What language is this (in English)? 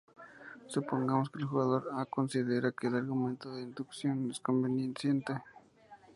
Spanish